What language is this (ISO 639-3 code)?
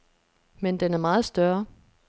dan